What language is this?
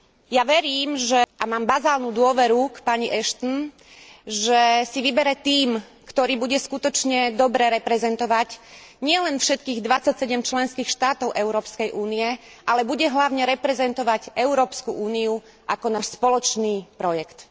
Slovak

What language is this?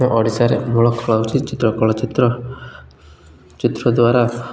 Odia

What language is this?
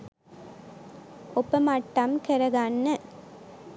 Sinhala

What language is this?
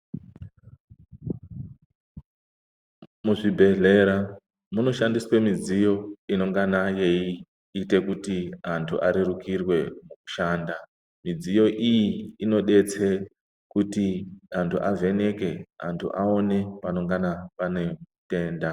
Ndau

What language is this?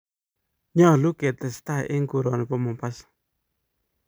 Kalenjin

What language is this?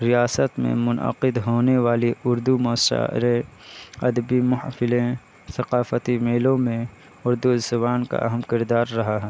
Urdu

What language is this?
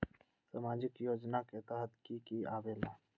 Magahi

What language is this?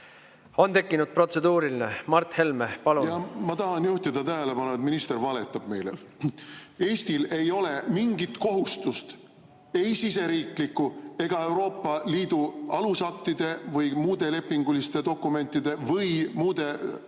Estonian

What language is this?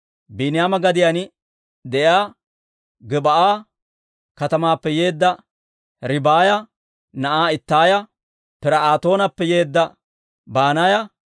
Dawro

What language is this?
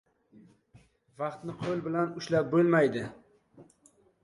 Uzbek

